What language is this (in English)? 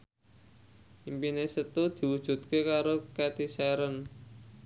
Javanese